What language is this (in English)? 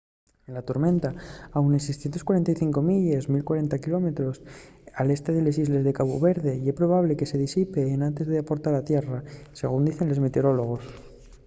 Asturian